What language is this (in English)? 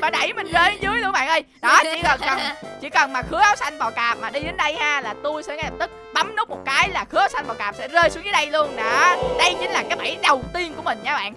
Vietnamese